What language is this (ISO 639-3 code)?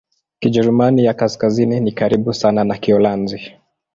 swa